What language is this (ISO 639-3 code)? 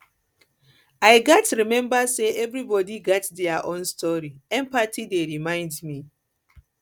pcm